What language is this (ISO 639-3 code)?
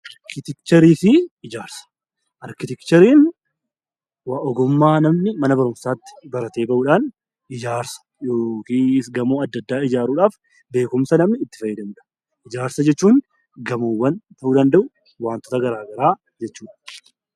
orm